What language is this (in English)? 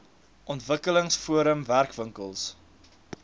Afrikaans